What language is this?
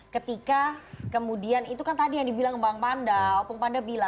Indonesian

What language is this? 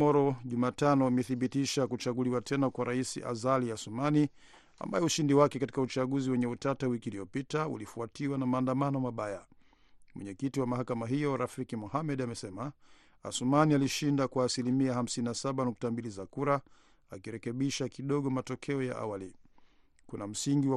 Swahili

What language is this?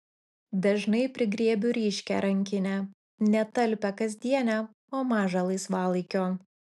Lithuanian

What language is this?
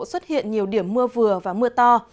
Vietnamese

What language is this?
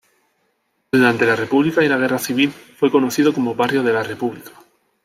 Spanish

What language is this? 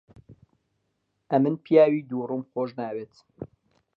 Central Kurdish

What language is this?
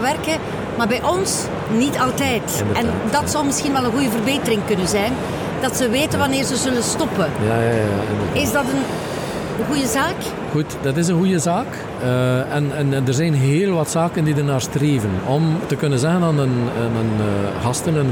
Dutch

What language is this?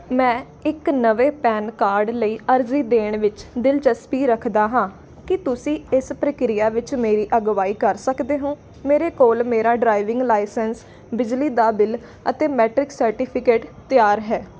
Punjabi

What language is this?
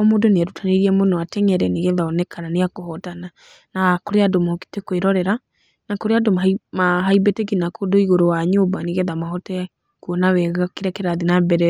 Kikuyu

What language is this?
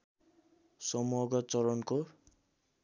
Nepali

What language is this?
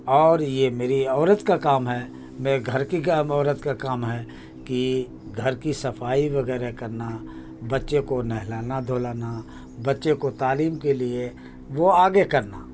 Urdu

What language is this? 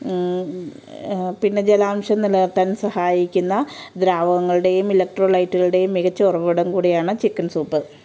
Malayalam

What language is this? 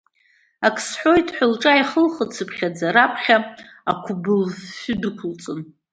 Abkhazian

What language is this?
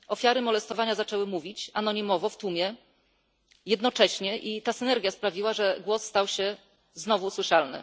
Polish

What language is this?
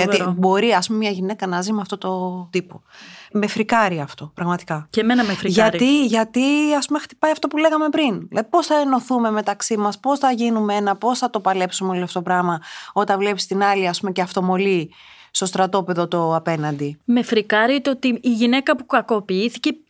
Greek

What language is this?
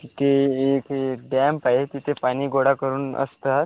Marathi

